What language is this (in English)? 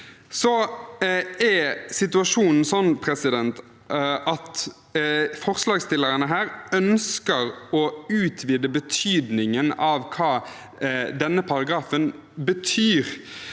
Norwegian